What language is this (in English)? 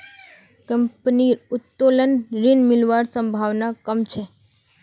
Magahi